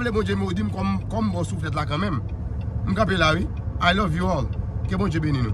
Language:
French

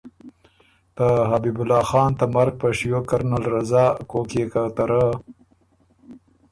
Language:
Ormuri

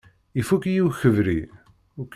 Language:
Kabyle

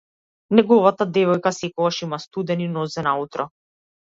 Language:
Macedonian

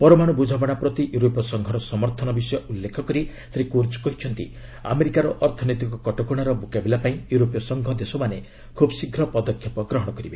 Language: Odia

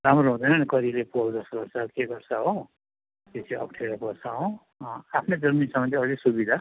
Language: Nepali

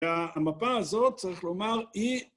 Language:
Hebrew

